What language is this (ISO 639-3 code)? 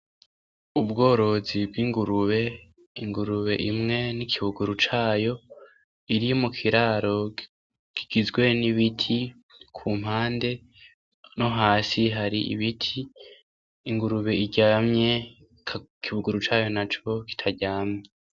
run